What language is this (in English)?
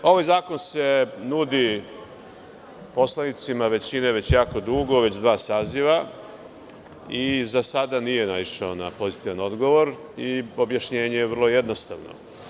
Serbian